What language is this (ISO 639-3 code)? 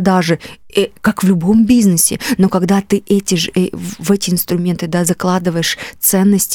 rus